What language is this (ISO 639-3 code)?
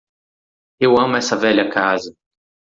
por